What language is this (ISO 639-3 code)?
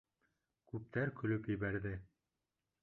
bak